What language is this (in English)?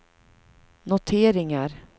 Swedish